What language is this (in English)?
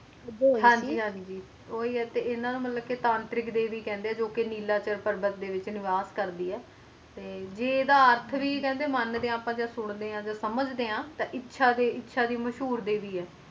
Punjabi